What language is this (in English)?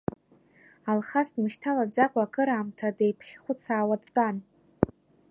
Abkhazian